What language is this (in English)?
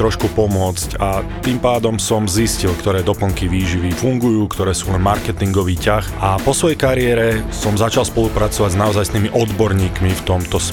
Slovak